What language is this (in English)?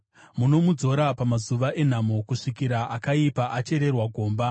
Shona